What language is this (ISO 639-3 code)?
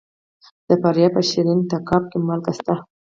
pus